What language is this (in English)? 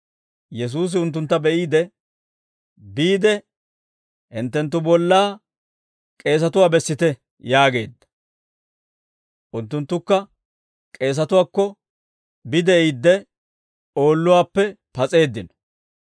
Dawro